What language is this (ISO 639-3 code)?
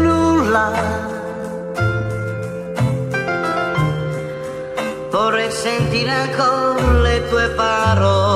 ara